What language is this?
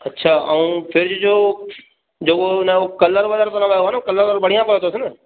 Sindhi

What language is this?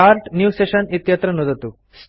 Sanskrit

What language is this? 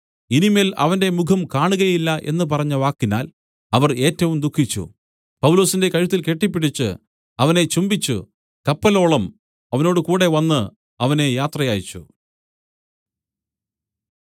Malayalam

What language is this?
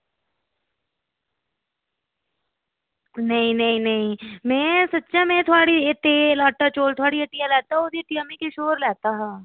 Dogri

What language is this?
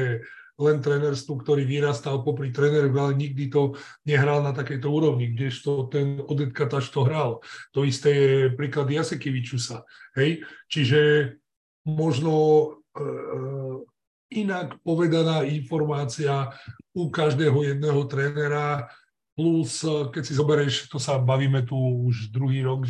Slovak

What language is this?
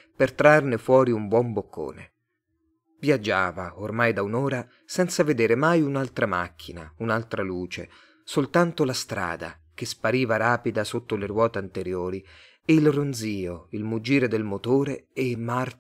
Italian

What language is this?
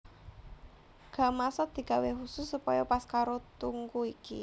Javanese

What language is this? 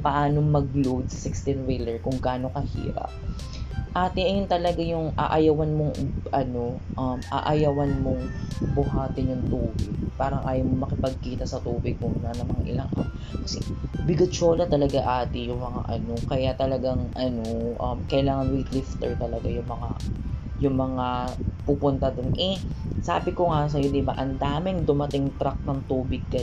Filipino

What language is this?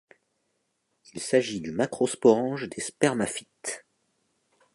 French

